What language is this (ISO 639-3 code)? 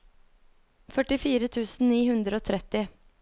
nor